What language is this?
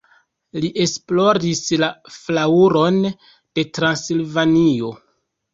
Esperanto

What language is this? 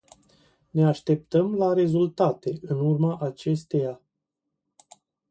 Romanian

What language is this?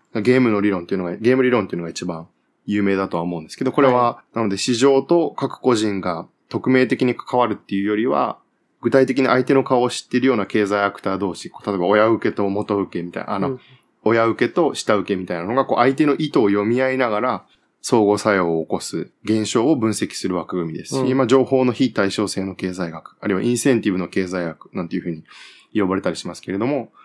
Japanese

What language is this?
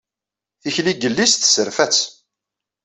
Kabyle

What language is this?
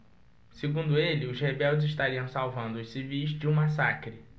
Portuguese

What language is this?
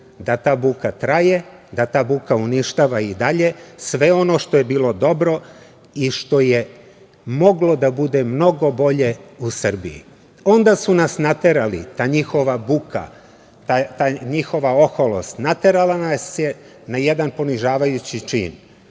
Serbian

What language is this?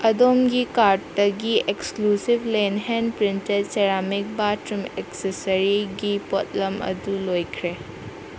Manipuri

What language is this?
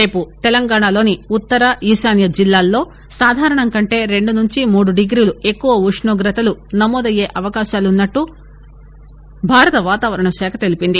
Telugu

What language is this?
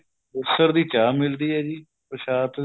Punjabi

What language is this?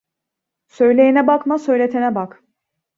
Turkish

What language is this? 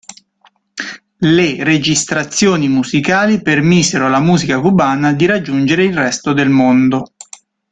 Italian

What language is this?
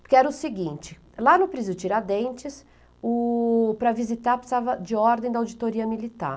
Portuguese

